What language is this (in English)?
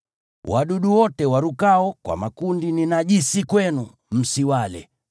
Swahili